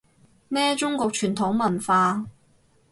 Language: Cantonese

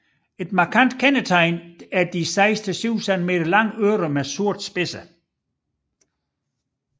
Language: Danish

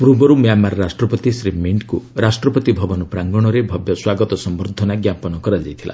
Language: Odia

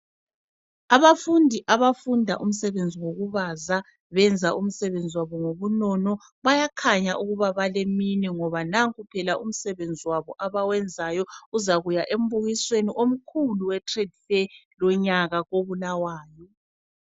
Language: North Ndebele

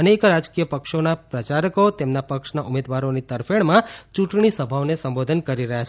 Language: Gujarati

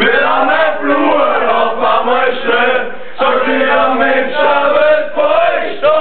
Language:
Romanian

